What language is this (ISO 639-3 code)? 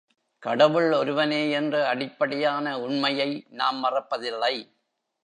tam